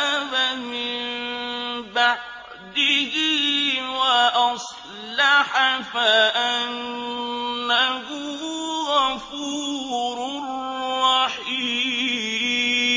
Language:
Arabic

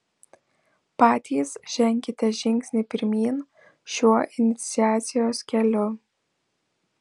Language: Lithuanian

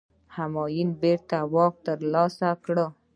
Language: Pashto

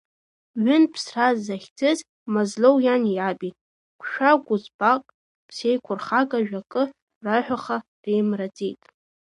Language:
Abkhazian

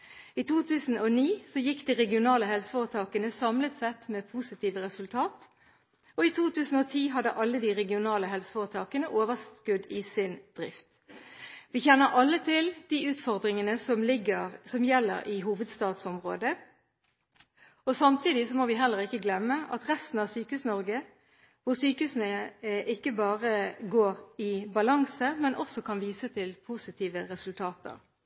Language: Norwegian Bokmål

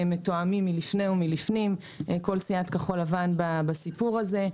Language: Hebrew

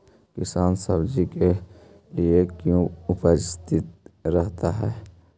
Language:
Magahi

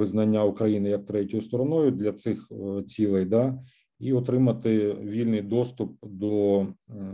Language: Ukrainian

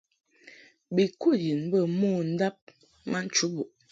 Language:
Mungaka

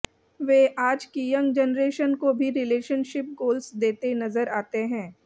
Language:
Hindi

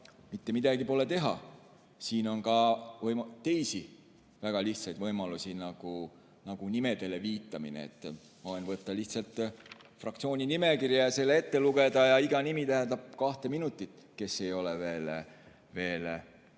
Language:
Estonian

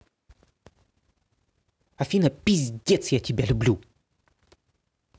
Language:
Russian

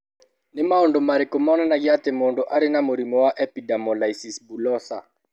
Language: Kikuyu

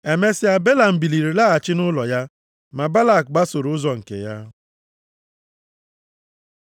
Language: Igbo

